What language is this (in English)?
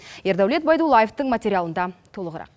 Kazakh